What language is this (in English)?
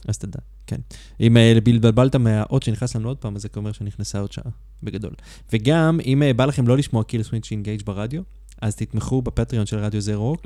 Hebrew